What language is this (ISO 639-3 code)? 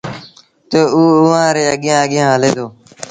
sbn